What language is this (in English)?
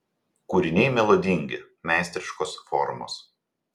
Lithuanian